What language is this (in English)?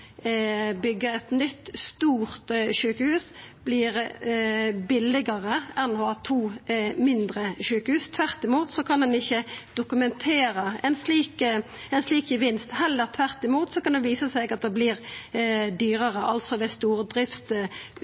Norwegian Nynorsk